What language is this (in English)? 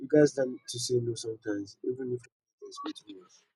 Nigerian Pidgin